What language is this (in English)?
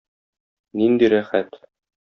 Tatar